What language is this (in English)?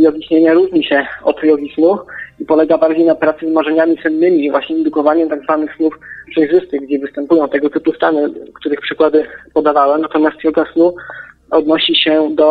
Polish